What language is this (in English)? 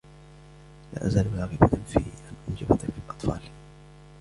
Arabic